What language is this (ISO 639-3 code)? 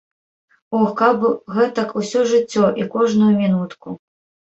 bel